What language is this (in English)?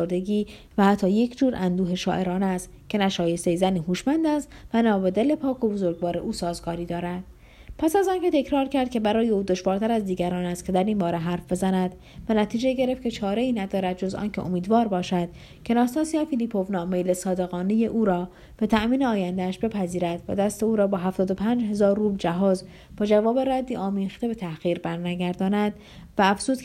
Persian